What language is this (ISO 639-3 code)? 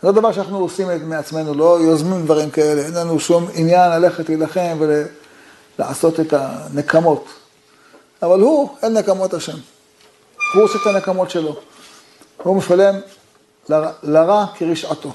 heb